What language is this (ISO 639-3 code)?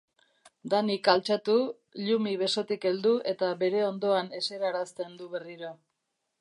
eus